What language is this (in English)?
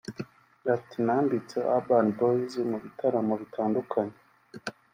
Kinyarwanda